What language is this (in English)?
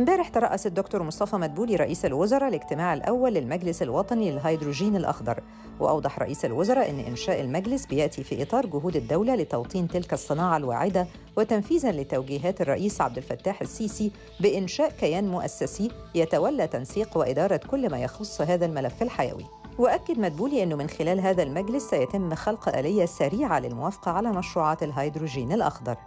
Arabic